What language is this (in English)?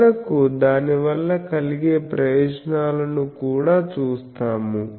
Telugu